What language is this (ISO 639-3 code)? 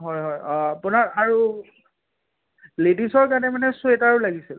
asm